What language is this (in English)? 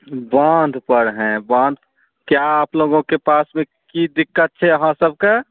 Maithili